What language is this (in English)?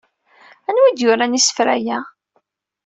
Kabyle